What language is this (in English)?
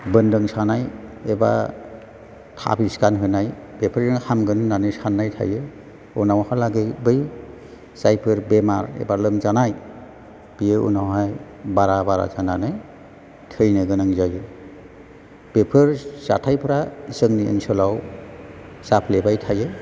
Bodo